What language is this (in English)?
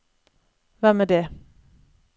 Norwegian